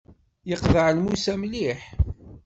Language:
Kabyle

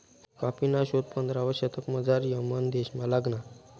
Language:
Marathi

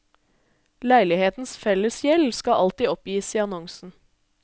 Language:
Norwegian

